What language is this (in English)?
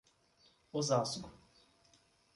Portuguese